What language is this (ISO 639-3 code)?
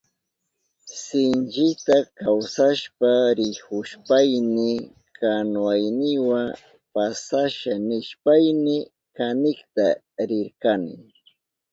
qup